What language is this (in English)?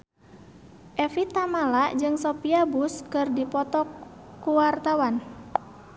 Sundanese